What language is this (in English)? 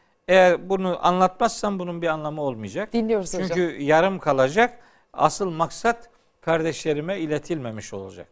Turkish